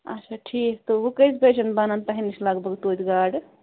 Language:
Kashmiri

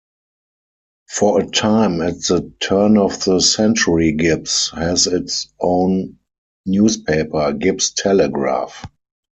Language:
English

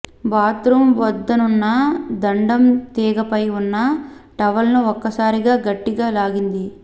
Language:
Telugu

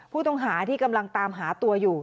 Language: Thai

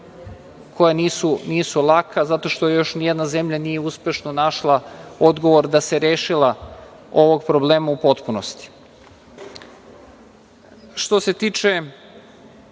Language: Serbian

